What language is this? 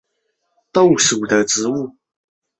Chinese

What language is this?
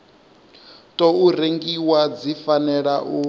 Venda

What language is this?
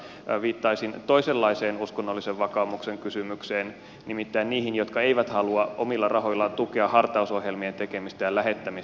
Finnish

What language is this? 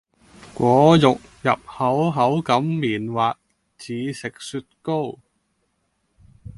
Cantonese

